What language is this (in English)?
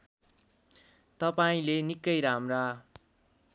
Nepali